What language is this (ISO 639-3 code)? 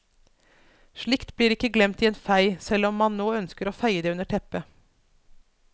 nor